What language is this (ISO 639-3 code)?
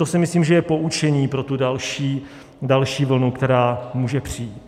ces